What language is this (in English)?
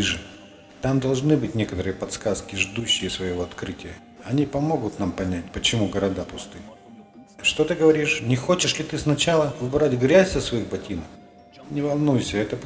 Russian